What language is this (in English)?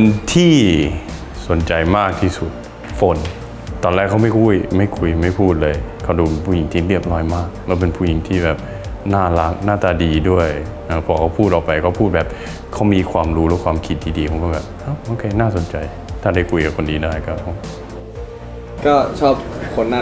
Thai